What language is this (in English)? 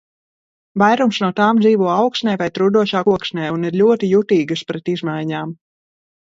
Latvian